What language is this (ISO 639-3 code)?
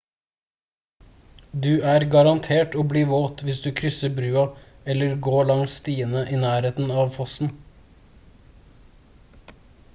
nob